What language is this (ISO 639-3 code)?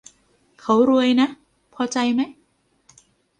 tha